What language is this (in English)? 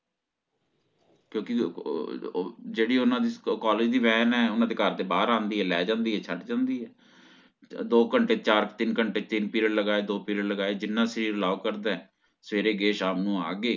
Punjabi